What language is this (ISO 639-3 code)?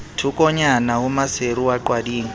sot